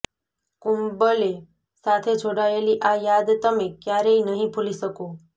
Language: Gujarati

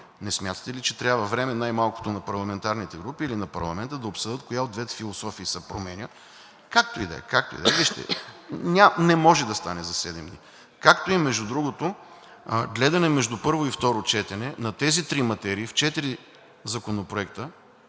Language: Bulgarian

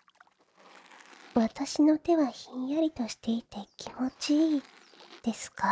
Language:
Japanese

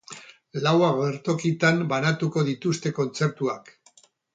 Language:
Basque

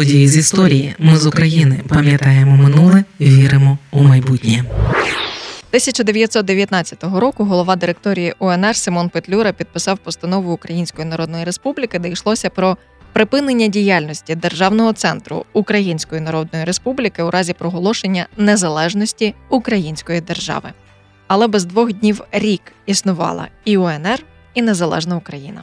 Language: Ukrainian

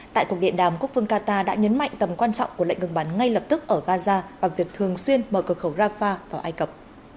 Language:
Vietnamese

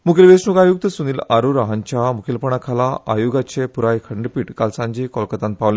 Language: Konkani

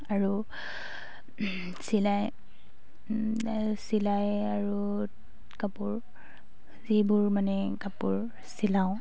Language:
Assamese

